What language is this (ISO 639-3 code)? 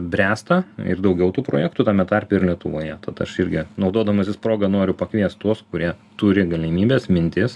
lit